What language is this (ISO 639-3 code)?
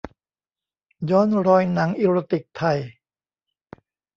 tha